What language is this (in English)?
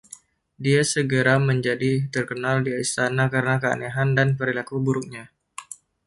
Indonesian